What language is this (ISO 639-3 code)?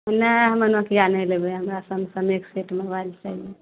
mai